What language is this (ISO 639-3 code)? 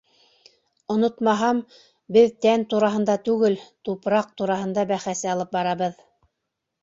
bak